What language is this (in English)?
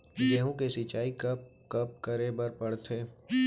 Chhattisgarhi